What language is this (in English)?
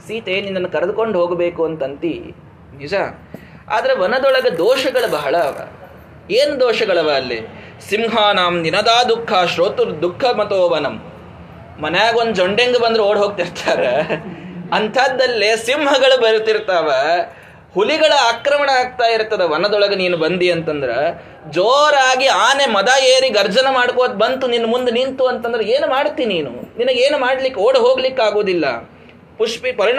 Kannada